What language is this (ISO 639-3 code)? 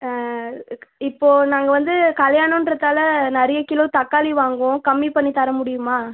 tam